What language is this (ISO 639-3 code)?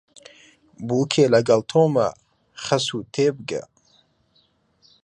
ckb